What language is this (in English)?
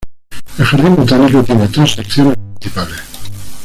Spanish